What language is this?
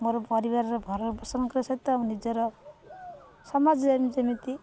Odia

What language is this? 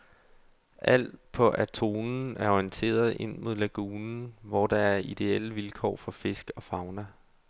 Danish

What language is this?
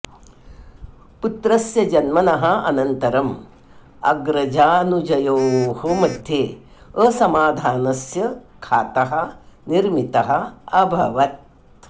Sanskrit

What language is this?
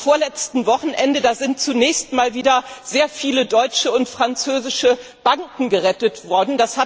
German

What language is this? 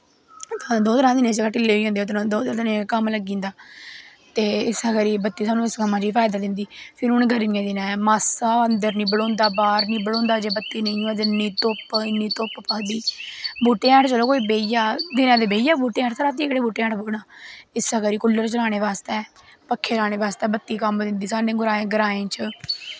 Dogri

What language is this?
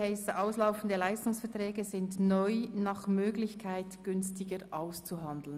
Swiss German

